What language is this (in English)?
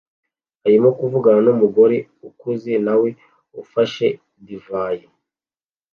Kinyarwanda